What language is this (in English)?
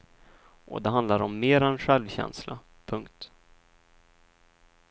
Swedish